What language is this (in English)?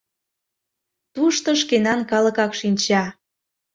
Mari